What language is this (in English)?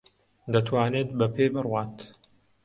Central Kurdish